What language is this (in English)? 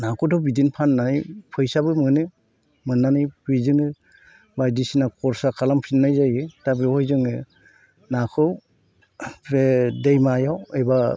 Bodo